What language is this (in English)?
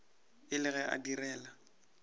Northern Sotho